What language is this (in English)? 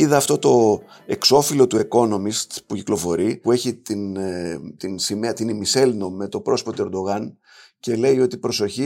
Greek